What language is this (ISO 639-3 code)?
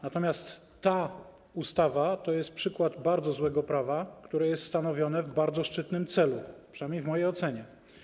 pol